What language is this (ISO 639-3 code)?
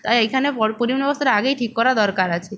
ben